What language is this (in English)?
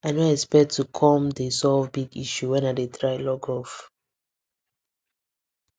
Nigerian Pidgin